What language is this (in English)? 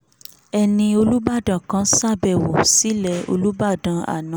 Yoruba